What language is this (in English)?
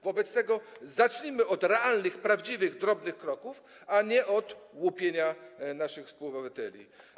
Polish